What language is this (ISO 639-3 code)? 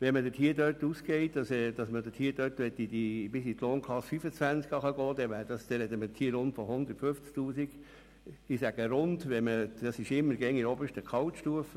gsw